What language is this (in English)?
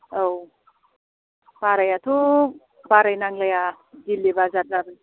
Bodo